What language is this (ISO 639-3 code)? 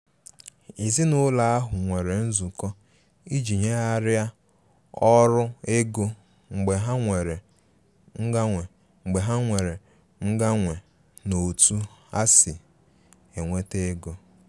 ibo